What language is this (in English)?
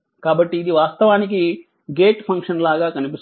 Telugu